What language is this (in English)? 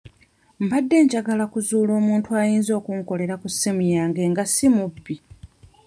Ganda